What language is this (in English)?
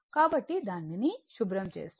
Telugu